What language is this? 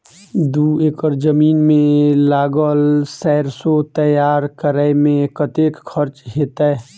Maithili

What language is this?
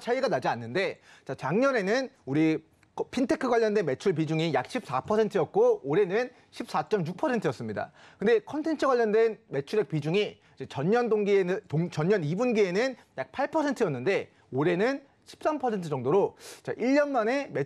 Korean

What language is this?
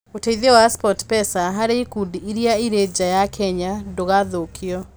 Kikuyu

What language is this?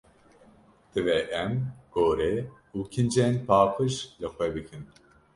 Kurdish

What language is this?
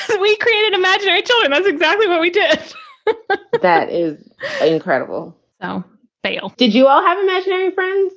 English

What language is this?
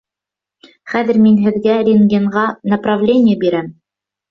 Bashkir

